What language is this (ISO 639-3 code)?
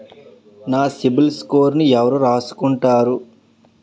tel